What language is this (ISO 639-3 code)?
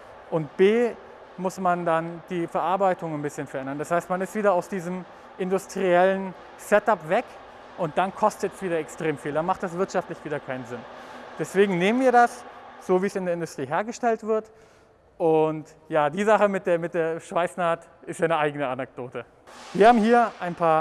deu